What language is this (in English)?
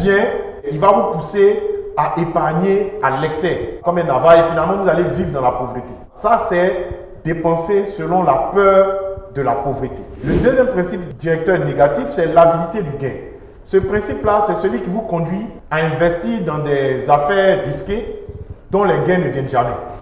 French